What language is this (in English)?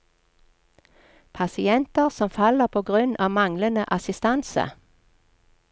Norwegian